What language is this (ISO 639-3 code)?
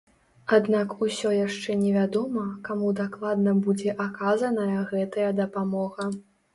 bel